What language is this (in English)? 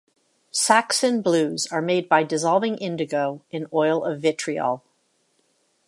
English